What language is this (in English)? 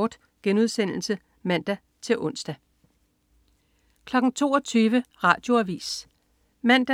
Danish